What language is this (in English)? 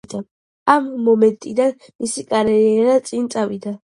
Georgian